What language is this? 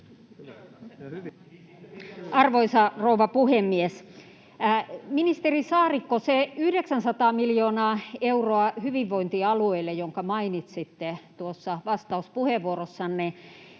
Finnish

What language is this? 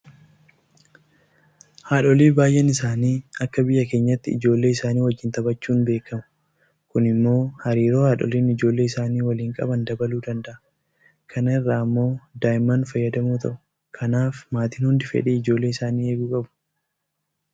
Oromo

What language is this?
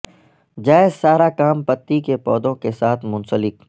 Urdu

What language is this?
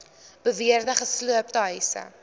Afrikaans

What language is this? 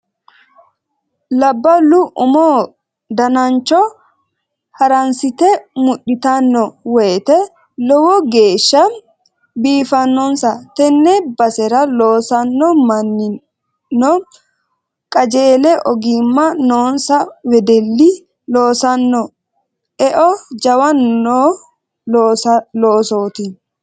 Sidamo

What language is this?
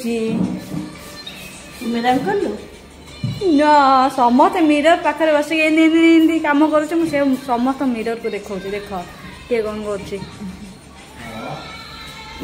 Turkish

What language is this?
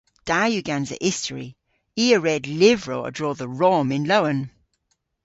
Cornish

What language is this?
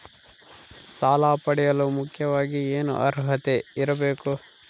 Kannada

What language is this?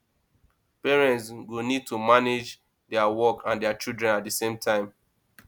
Nigerian Pidgin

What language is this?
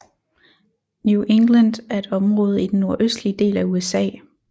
Danish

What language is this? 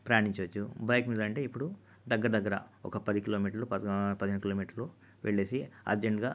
Telugu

